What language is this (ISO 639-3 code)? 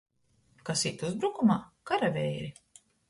ltg